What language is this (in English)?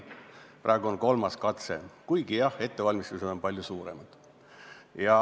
Estonian